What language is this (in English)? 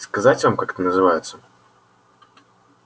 Russian